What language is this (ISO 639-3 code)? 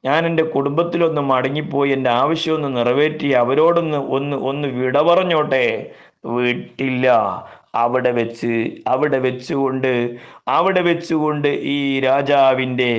mal